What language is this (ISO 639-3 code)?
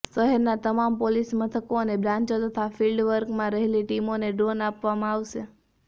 guj